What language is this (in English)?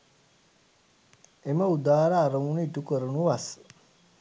Sinhala